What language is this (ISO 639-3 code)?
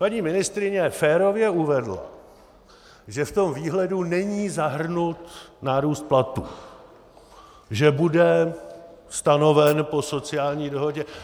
ces